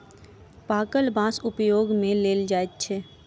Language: Maithili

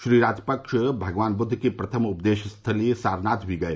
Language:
Hindi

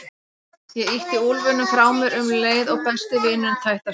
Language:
Icelandic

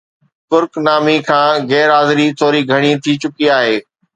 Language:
Sindhi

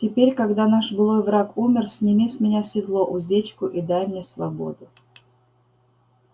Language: Russian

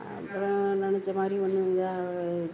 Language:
Tamil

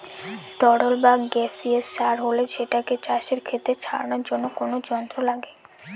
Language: Bangla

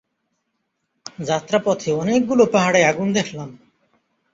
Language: Bangla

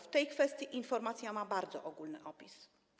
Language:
Polish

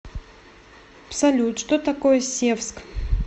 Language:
Russian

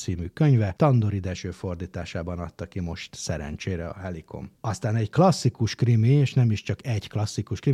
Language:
Hungarian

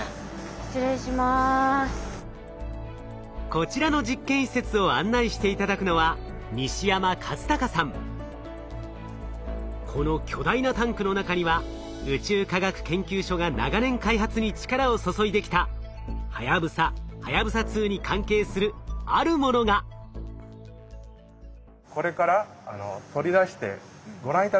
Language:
Japanese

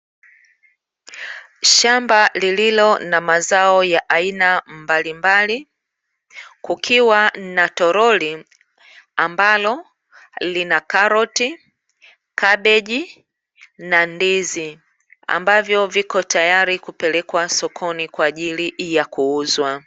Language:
Swahili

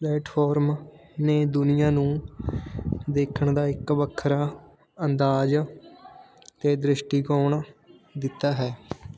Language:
Punjabi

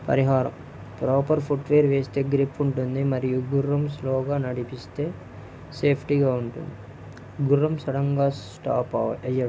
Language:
Telugu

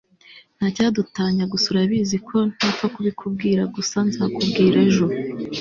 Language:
Kinyarwanda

